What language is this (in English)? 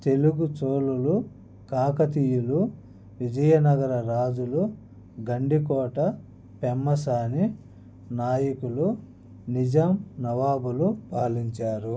Telugu